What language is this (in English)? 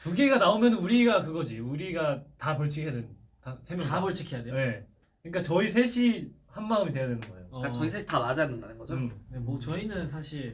Korean